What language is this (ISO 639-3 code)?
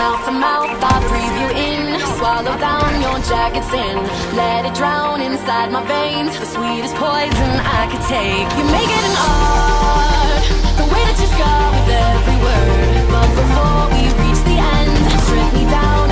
fra